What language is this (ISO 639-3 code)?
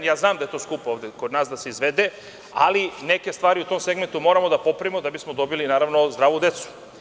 srp